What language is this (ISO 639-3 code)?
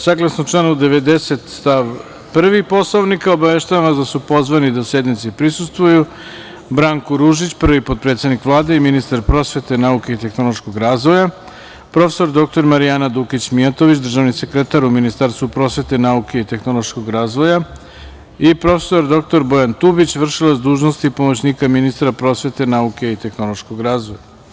srp